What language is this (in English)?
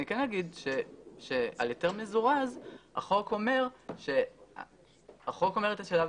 Hebrew